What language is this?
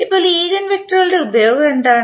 Malayalam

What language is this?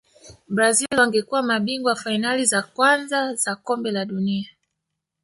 Swahili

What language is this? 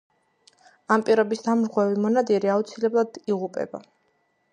Georgian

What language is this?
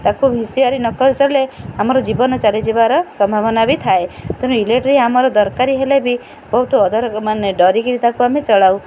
Odia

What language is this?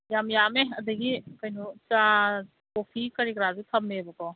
Manipuri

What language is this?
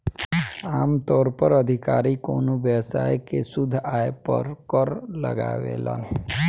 Bhojpuri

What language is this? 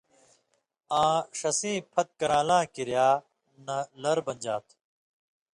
Indus Kohistani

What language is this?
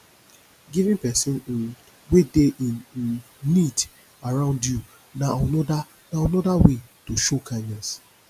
Nigerian Pidgin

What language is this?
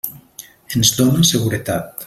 Catalan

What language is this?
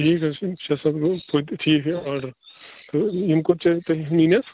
Kashmiri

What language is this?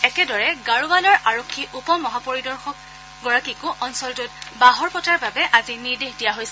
Assamese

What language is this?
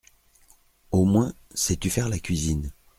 French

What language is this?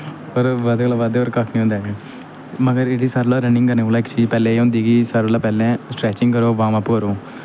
Dogri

